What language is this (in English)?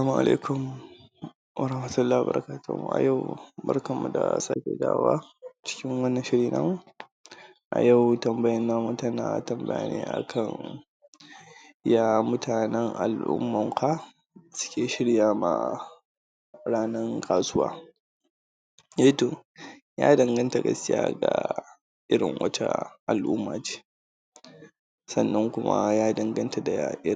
Hausa